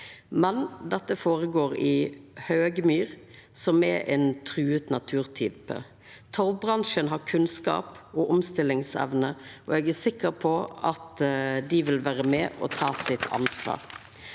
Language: Norwegian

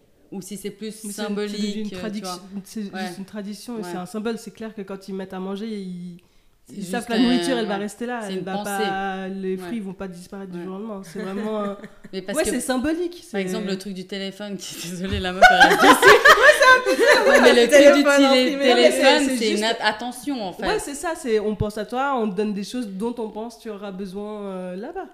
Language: French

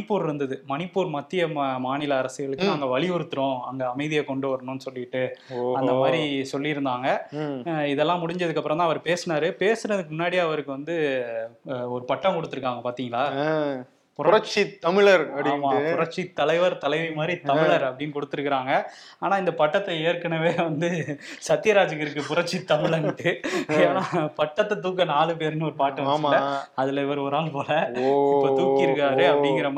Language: Tamil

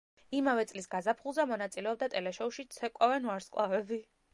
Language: Georgian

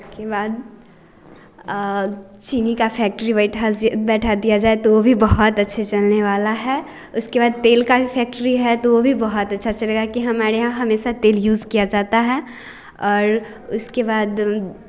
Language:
Hindi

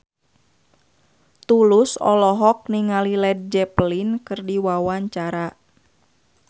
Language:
Sundanese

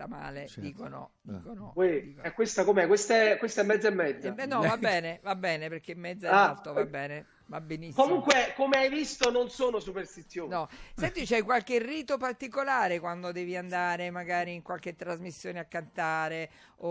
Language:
Italian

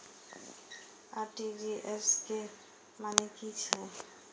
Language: Maithili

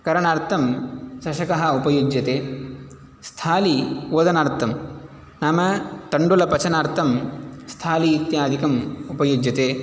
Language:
Sanskrit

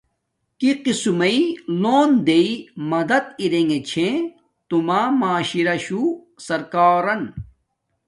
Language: Domaaki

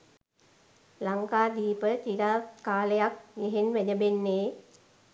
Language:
Sinhala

